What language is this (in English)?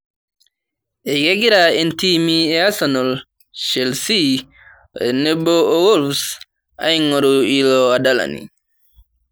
Masai